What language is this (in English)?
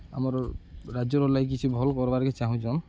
Odia